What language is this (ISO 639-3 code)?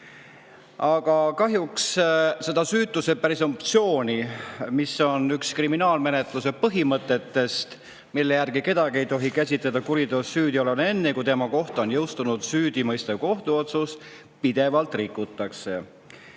est